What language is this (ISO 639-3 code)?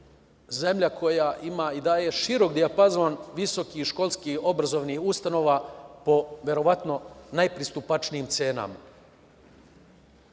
srp